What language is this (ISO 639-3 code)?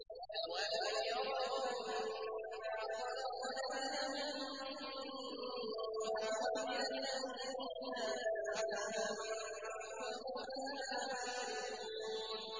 ara